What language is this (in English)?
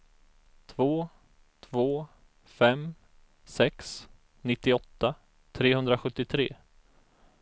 Swedish